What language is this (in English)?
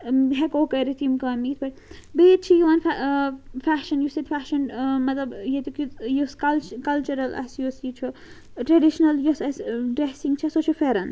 Kashmiri